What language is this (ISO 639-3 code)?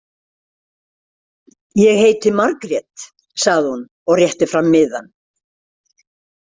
isl